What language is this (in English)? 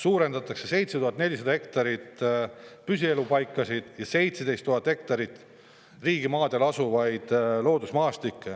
Estonian